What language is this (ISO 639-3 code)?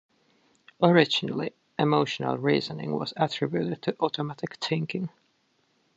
eng